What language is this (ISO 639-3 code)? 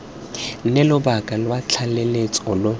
tsn